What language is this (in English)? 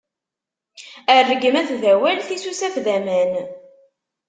Kabyle